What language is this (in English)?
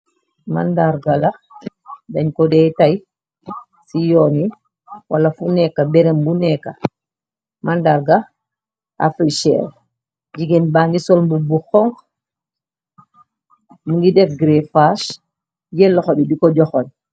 Wolof